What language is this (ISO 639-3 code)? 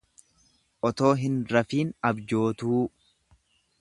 orm